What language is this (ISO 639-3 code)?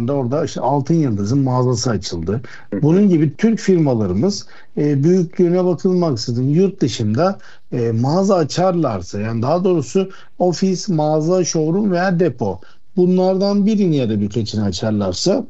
tur